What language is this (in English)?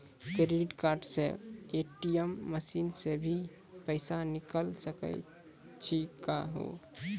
Maithili